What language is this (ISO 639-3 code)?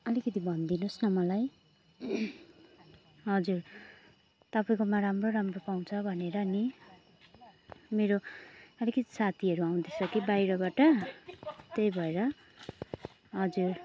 nep